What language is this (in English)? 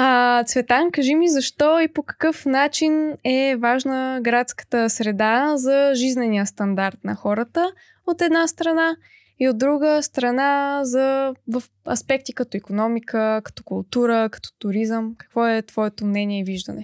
Bulgarian